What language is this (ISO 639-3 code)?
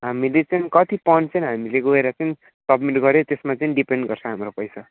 nep